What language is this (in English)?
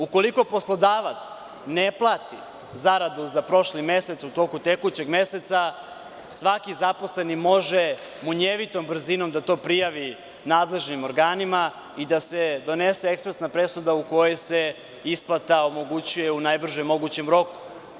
Serbian